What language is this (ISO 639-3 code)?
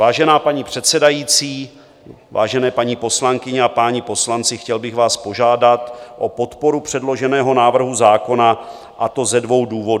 ces